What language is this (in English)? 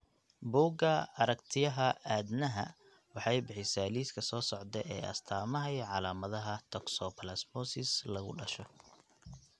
Somali